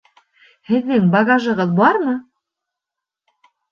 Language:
Bashkir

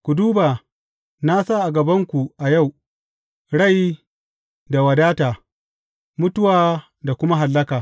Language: Hausa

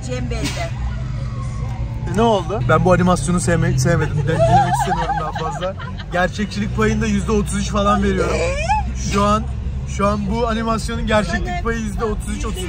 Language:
Turkish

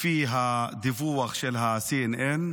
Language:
Hebrew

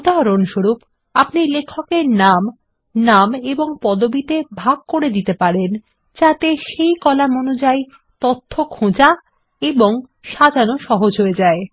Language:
Bangla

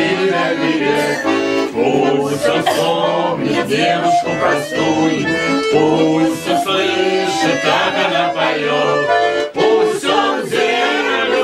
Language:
Ukrainian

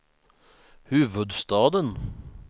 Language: Swedish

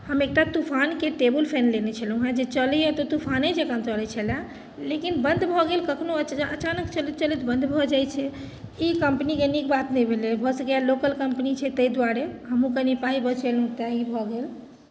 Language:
Maithili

